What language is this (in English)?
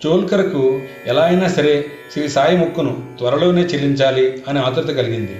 Telugu